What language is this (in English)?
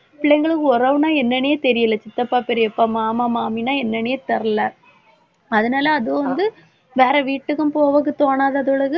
Tamil